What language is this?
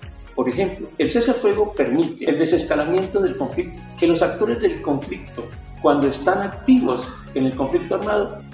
Spanish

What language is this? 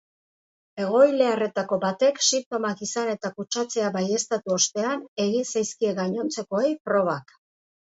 Basque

